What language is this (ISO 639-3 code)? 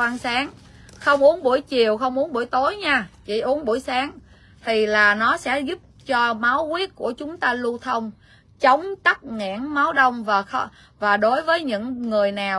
vie